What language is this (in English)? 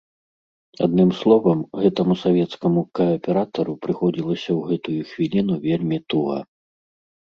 Belarusian